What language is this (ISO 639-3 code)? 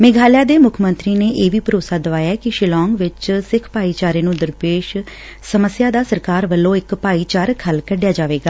pan